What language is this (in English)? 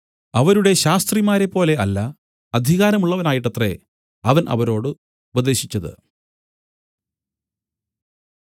Malayalam